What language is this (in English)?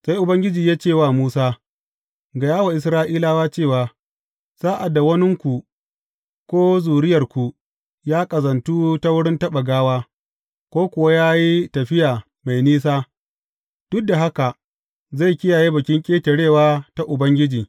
Hausa